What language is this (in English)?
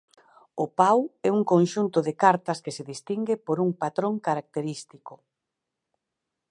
Galician